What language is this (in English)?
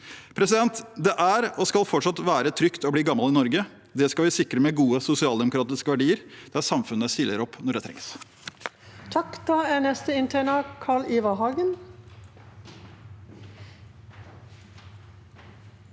Norwegian